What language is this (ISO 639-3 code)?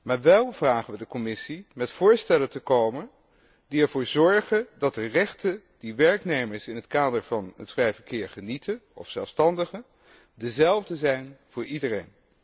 nld